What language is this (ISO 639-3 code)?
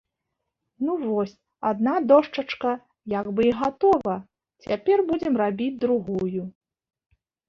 bel